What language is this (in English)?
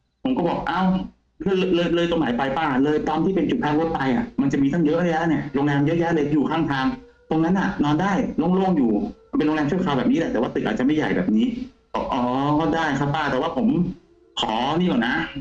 Thai